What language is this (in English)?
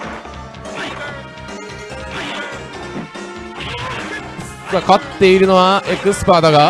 Japanese